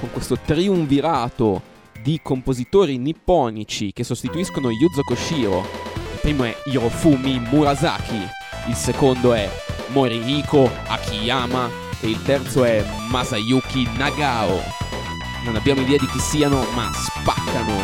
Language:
Italian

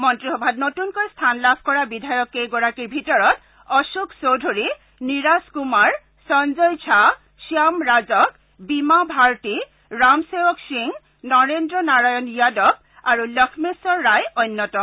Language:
Assamese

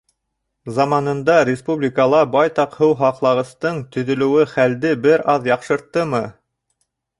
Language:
Bashkir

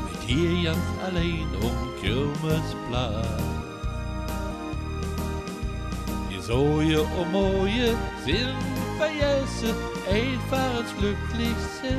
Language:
Dutch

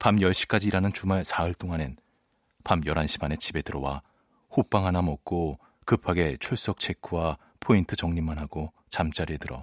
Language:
Korean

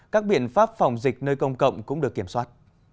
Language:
Vietnamese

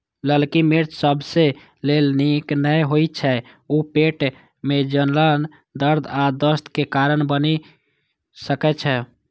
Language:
Maithili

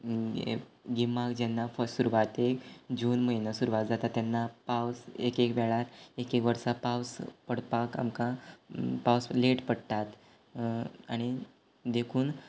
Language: Konkani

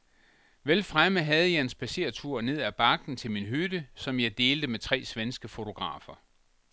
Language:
Danish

